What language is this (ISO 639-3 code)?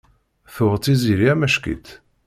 kab